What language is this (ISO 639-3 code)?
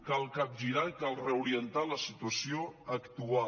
cat